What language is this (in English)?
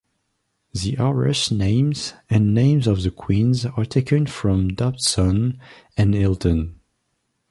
English